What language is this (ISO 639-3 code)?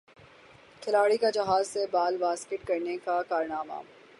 urd